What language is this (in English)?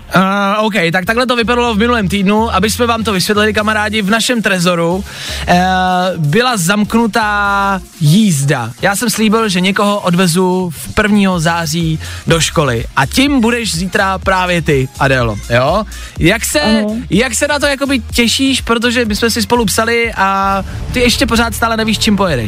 Czech